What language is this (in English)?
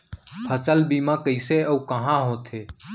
Chhattisgarhi